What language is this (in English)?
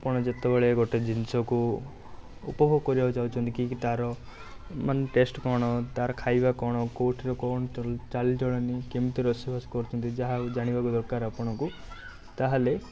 Odia